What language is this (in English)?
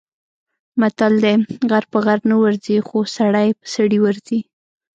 Pashto